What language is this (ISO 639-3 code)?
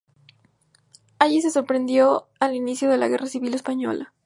spa